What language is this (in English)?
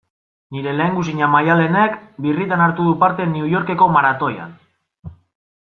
Basque